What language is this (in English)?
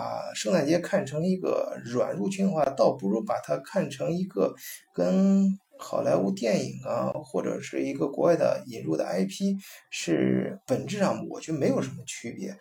Chinese